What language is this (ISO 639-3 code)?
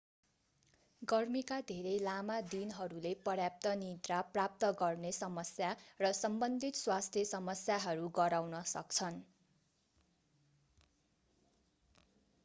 nep